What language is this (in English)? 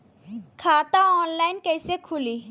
Bhojpuri